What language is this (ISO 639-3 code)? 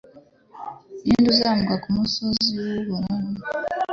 kin